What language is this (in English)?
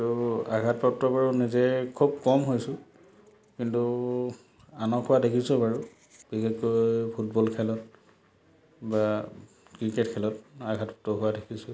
Assamese